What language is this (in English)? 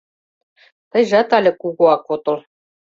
Mari